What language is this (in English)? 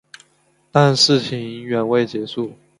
Chinese